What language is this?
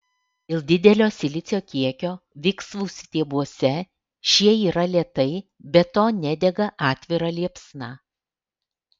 Lithuanian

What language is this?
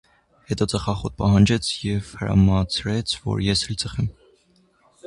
Armenian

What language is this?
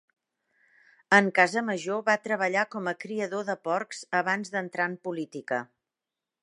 Catalan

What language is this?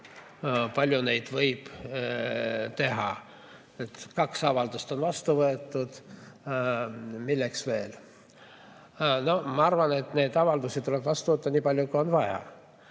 Estonian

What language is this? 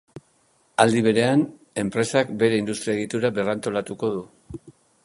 Basque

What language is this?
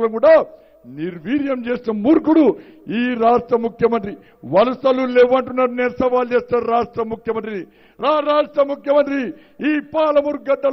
Romanian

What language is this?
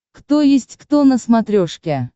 Russian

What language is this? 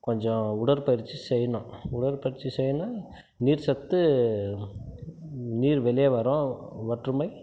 Tamil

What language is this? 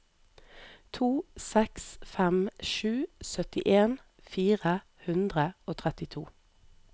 Norwegian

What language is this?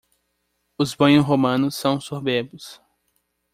Portuguese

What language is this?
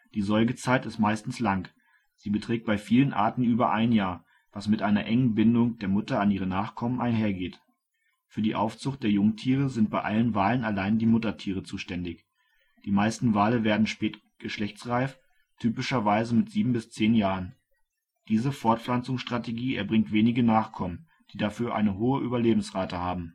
German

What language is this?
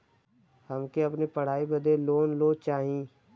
Bhojpuri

